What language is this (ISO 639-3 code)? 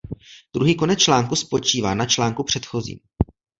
ces